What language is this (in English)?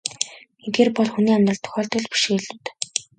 Mongolian